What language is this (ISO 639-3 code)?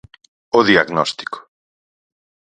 glg